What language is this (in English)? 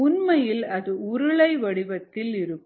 Tamil